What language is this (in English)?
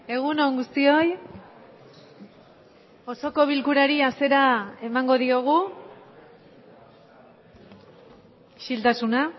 Basque